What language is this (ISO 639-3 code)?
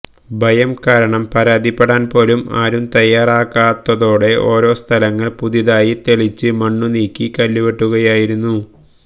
mal